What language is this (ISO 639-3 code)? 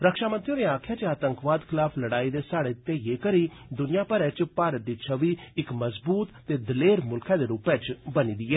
doi